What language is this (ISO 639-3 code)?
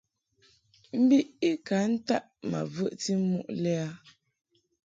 mhk